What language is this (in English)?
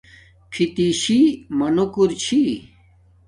Domaaki